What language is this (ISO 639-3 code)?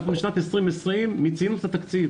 heb